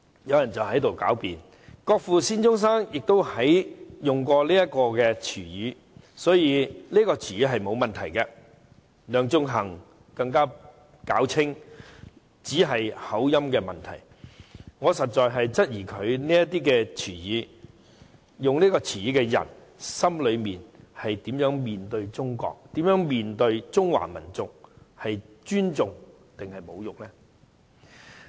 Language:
Cantonese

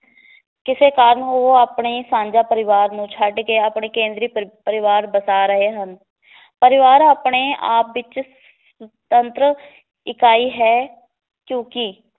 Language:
Punjabi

